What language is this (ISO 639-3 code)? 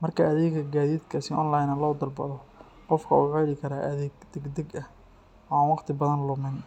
som